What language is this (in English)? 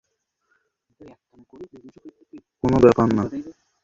Bangla